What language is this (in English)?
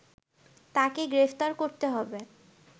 Bangla